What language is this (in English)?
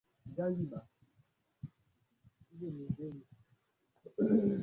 Swahili